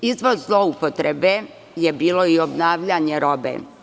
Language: Serbian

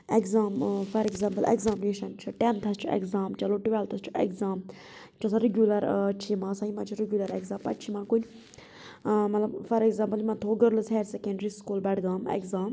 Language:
Kashmiri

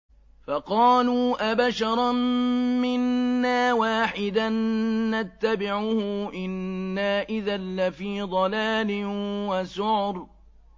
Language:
Arabic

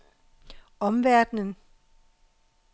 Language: Danish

